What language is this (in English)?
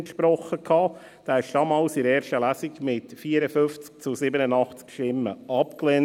Swiss German